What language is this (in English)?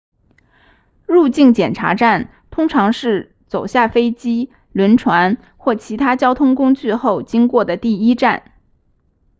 Chinese